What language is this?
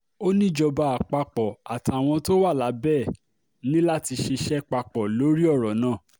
Yoruba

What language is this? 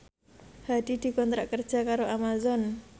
Javanese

